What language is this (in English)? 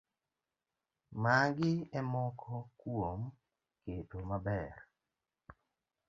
Luo (Kenya and Tanzania)